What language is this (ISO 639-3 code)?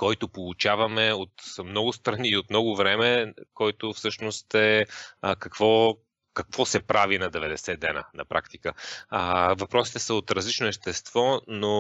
bul